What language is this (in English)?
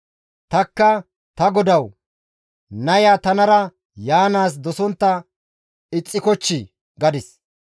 Gamo